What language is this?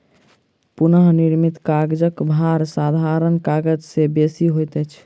Maithili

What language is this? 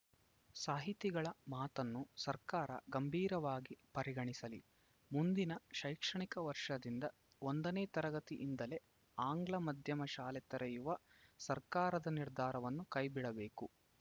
Kannada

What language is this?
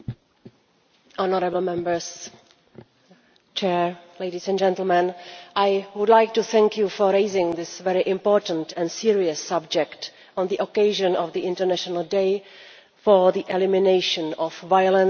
English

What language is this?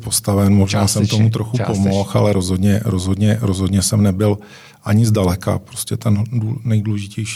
Czech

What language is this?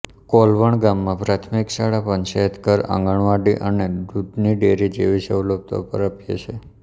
Gujarati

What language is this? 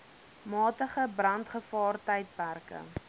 Afrikaans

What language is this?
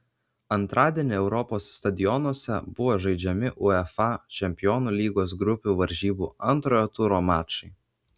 Lithuanian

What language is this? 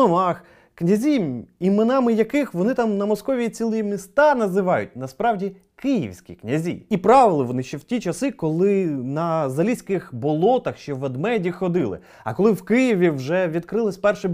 Ukrainian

